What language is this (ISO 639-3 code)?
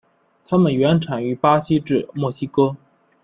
zho